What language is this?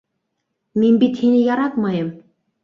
Bashkir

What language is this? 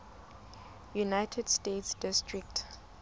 Southern Sotho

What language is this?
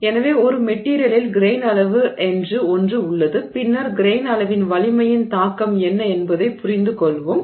Tamil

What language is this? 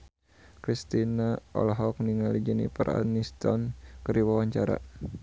Sundanese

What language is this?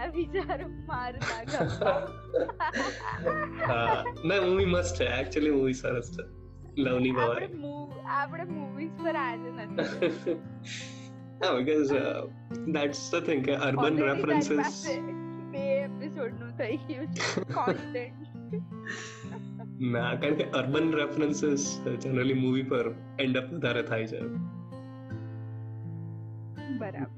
Gujarati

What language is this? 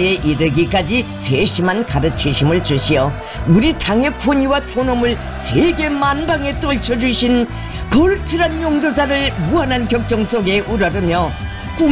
Korean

